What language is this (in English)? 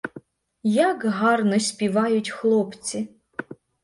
Ukrainian